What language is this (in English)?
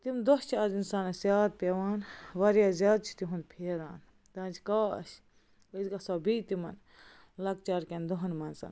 Kashmiri